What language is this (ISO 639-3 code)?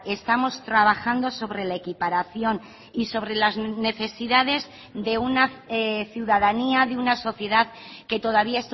spa